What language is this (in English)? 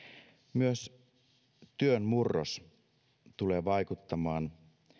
Finnish